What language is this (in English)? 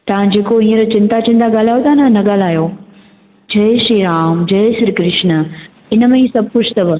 Sindhi